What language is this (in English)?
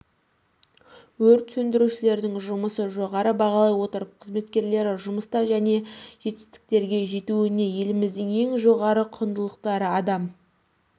Kazakh